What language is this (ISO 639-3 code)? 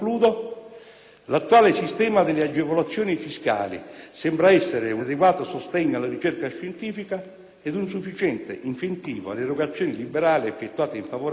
ita